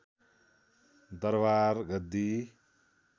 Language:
Nepali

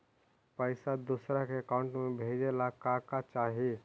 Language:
Magahi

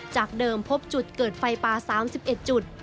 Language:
Thai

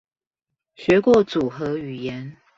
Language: Chinese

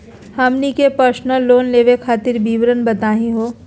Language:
Magahi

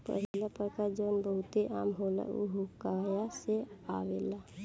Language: Bhojpuri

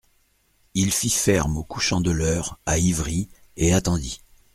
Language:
French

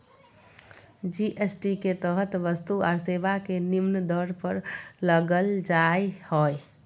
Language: Magahi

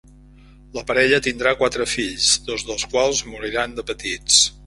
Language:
Catalan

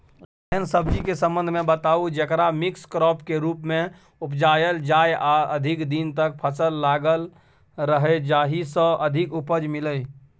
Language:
Maithili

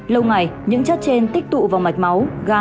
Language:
Vietnamese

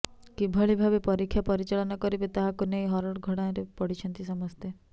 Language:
Odia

